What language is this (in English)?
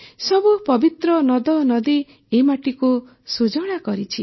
Odia